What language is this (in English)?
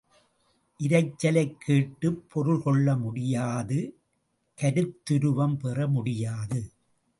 Tamil